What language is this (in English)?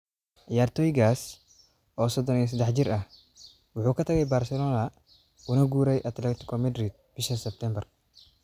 Somali